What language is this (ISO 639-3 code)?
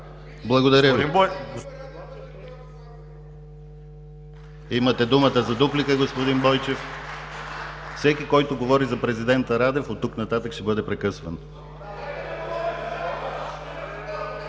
bul